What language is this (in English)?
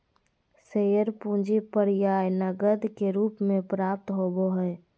Magahi